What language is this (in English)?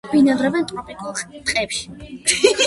Georgian